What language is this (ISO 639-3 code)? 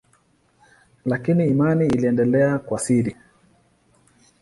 swa